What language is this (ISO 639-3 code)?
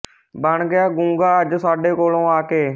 pan